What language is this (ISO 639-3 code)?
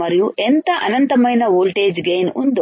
tel